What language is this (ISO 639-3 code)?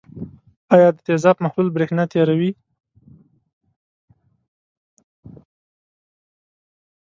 pus